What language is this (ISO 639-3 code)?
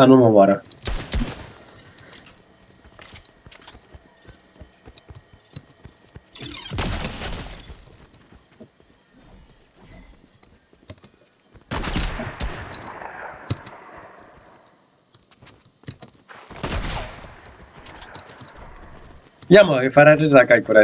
ron